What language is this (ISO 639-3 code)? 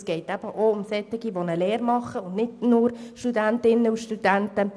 gsw